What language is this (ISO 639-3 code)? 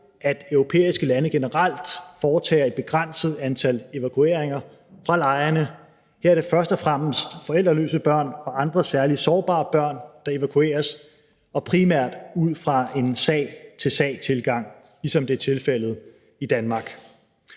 dan